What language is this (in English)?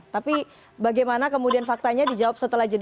Indonesian